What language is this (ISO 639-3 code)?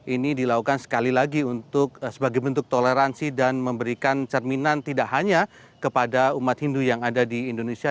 ind